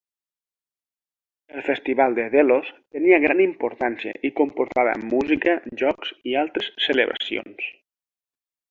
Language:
Catalan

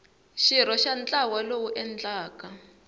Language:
Tsonga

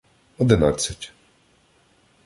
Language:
Ukrainian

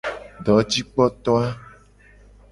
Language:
Gen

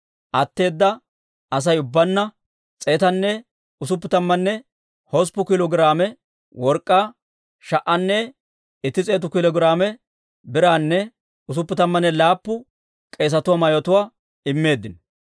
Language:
Dawro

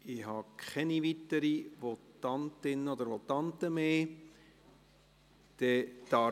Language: Swiss German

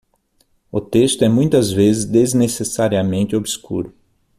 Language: Portuguese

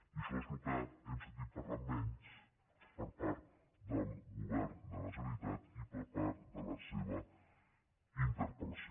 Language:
Catalan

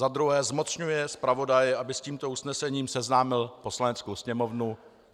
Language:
Czech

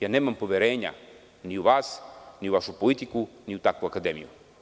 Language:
Serbian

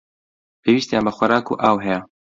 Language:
Central Kurdish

